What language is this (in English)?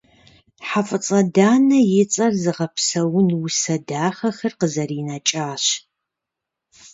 Kabardian